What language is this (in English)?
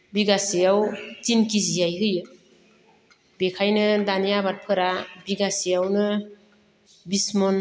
Bodo